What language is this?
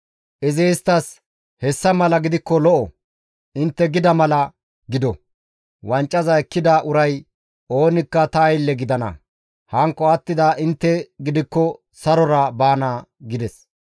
Gamo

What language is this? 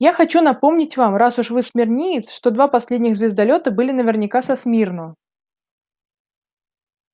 Russian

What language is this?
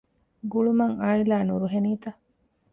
Divehi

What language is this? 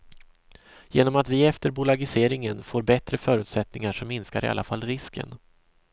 Swedish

